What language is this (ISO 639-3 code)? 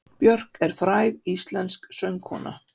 isl